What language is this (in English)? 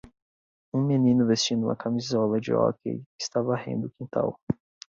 Portuguese